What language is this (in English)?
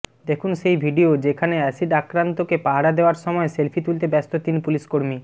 Bangla